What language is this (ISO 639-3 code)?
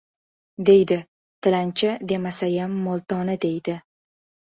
uzb